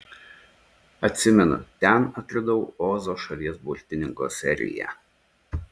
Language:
Lithuanian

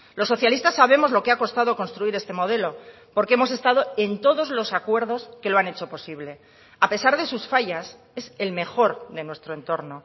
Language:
Spanish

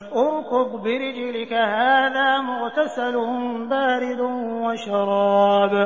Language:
Arabic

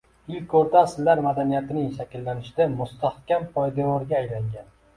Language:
Uzbek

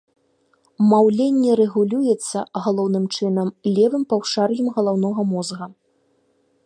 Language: Belarusian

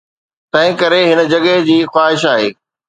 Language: Sindhi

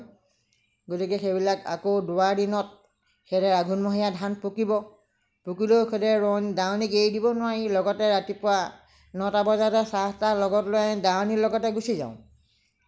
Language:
Assamese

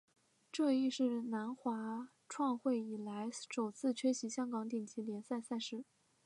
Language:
Chinese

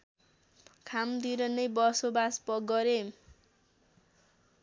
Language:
Nepali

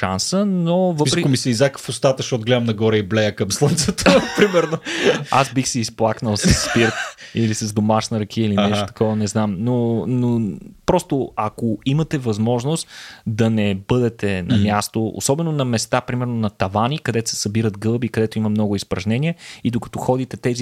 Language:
Bulgarian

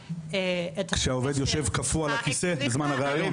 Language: Hebrew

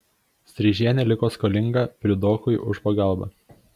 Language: Lithuanian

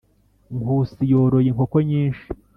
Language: Kinyarwanda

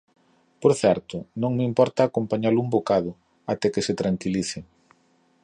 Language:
Galician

